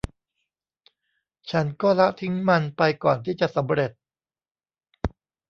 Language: Thai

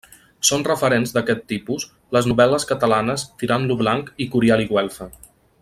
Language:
Catalan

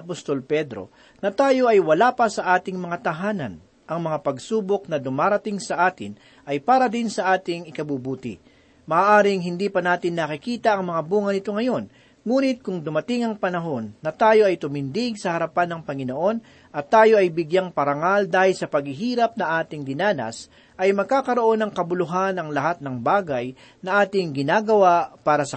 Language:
Filipino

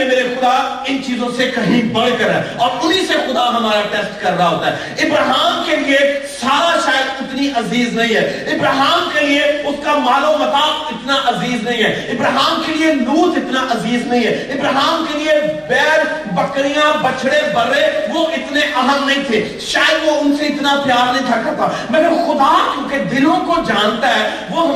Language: Urdu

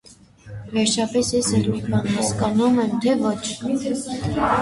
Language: Armenian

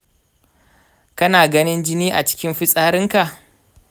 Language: Hausa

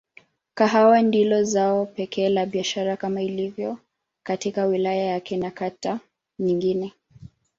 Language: Swahili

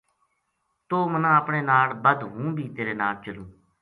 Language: Gujari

